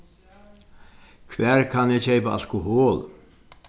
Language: Faroese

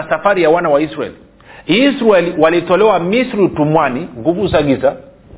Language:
Swahili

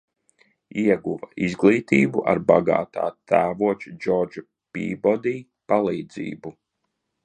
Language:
Latvian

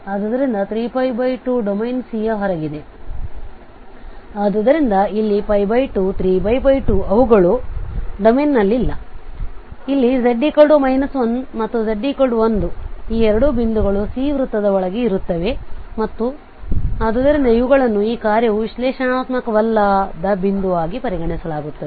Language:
Kannada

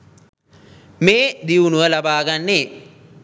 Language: Sinhala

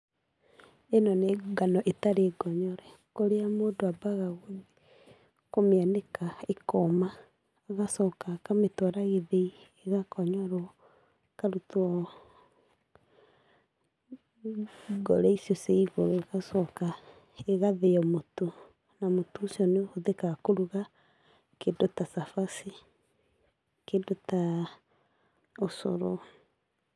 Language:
Kikuyu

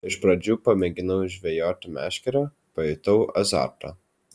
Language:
Lithuanian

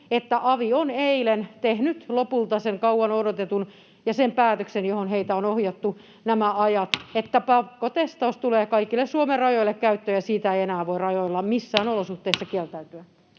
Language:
Finnish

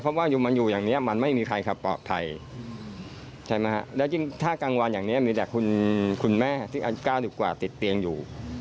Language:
Thai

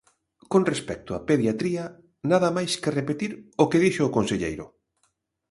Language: Galician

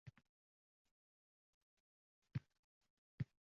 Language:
Uzbek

